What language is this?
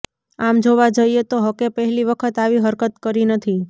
Gujarati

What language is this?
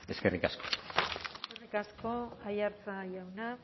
Basque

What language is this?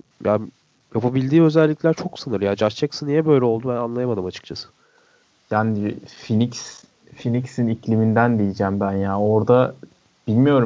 Turkish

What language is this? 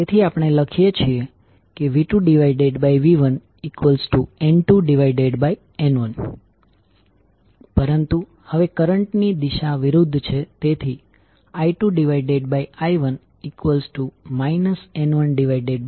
Gujarati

